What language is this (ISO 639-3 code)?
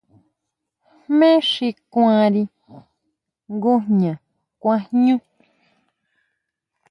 mau